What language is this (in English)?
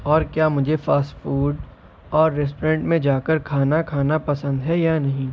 Urdu